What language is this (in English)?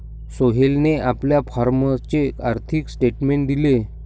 Marathi